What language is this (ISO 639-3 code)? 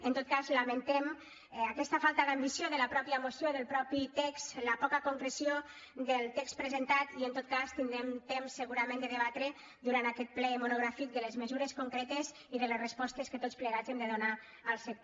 cat